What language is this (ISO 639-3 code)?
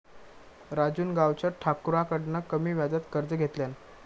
mar